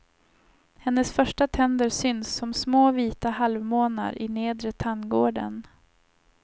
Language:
Swedish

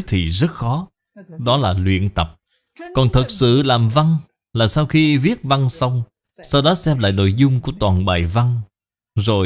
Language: Vietnamese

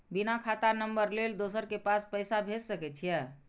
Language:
Maithili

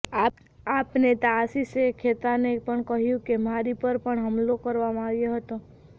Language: Gujarati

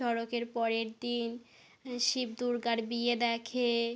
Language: Bangla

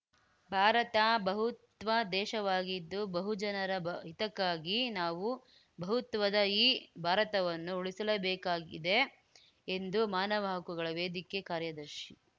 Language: Kannada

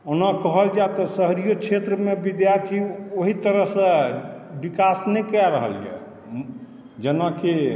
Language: Maithili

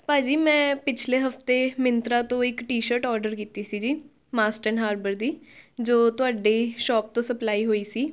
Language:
Punjabi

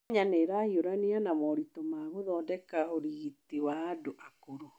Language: Kikuyu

